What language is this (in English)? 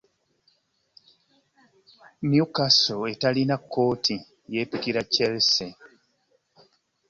Ganda